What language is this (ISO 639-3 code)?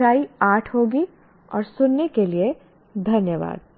hin